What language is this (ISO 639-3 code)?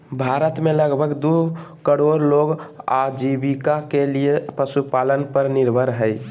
mag